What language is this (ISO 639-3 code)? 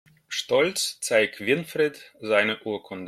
deu